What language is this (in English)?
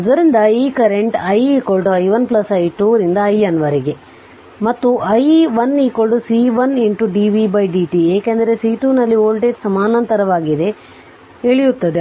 Kannada